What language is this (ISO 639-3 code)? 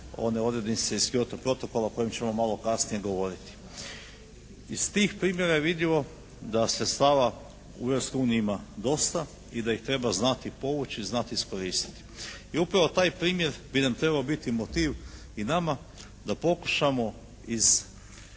hrv